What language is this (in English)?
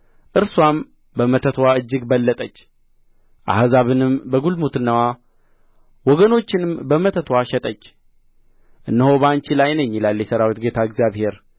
Amharic